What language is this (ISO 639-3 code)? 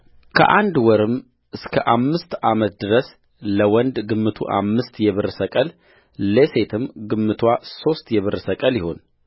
amh